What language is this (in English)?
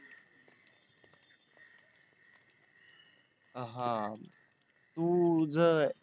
Marathi